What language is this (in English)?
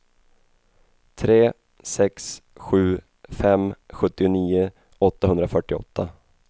Swedish